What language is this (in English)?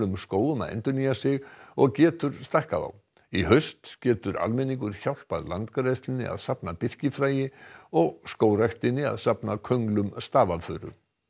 Icelandic